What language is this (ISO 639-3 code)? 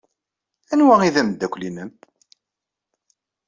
kab